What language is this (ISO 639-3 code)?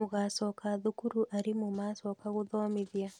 kik